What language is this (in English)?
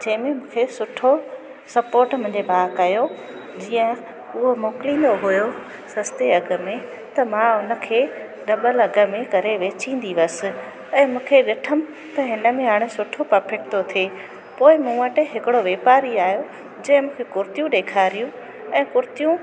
Sindhi